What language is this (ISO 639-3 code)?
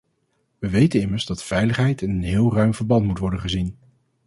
nld